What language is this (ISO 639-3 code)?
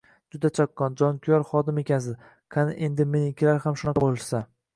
uzb